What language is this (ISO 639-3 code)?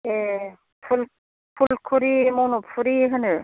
brx